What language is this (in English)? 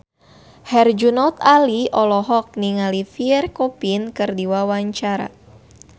Sundanese